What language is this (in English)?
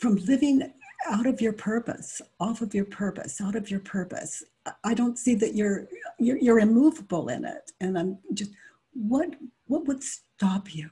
English